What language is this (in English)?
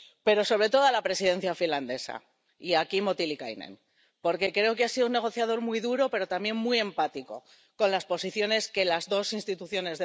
Spanish